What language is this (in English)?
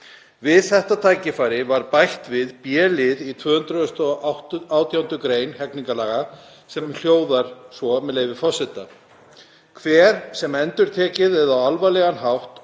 Icelandic